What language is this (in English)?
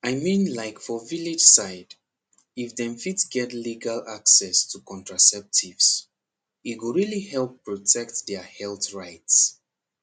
Nigerian Pidgin